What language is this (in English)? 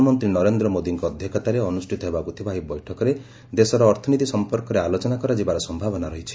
Odia